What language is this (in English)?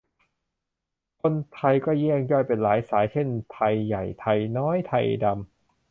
Thai